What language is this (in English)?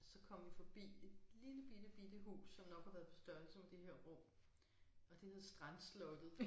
Danish